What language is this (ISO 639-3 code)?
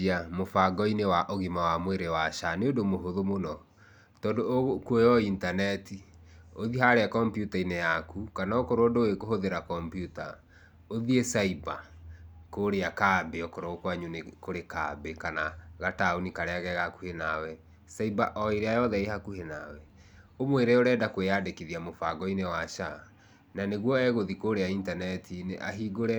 kik